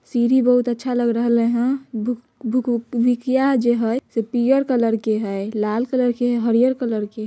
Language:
Magahi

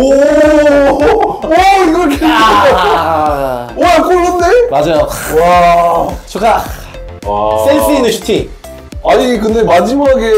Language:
Korean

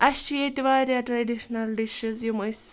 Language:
Kashmiri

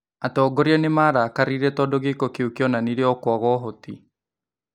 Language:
Kikuyu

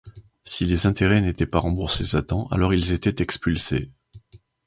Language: French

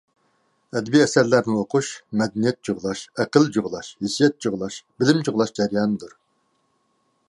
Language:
Uyghur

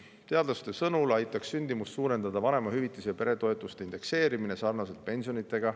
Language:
Estonian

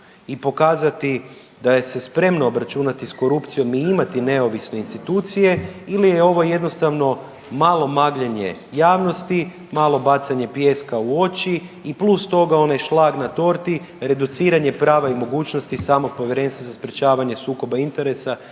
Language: Croatian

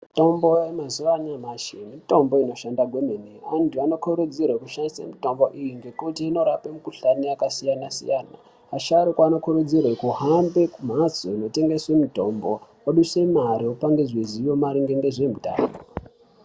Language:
Ndau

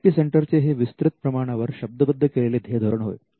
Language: Marathi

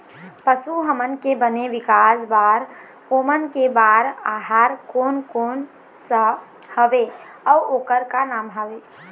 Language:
Chhattisgarhi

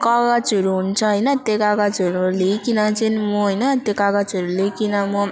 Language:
Nepali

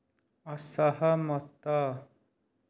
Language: Odia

